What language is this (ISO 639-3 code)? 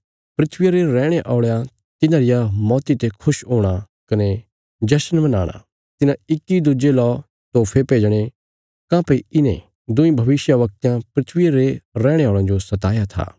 kfs